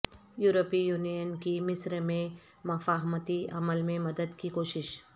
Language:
Urdu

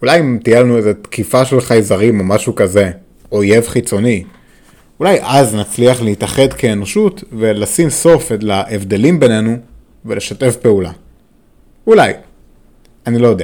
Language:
Hebrew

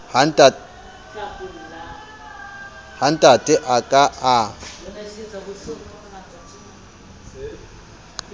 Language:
Southern Sotho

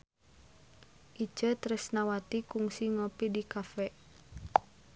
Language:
Sundanese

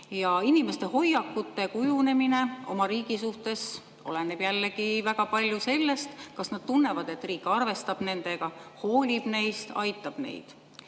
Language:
Estonian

